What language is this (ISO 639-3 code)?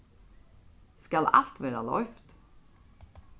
fao